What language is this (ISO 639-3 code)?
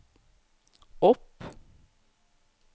nor